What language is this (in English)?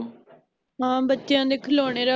Punjabi